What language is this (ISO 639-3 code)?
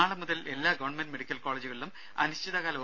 mal